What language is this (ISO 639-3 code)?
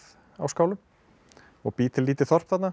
isl